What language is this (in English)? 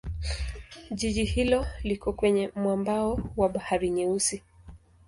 Swahili